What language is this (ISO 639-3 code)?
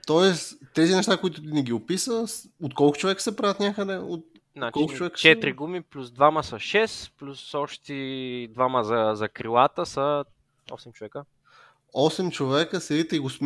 bul